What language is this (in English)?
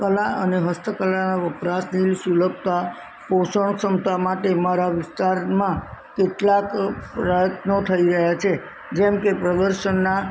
Gujarati